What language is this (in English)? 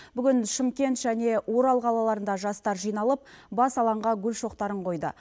Kazakh